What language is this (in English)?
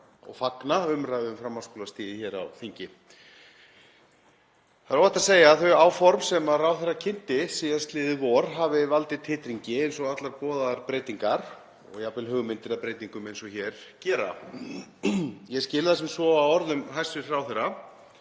Icelandic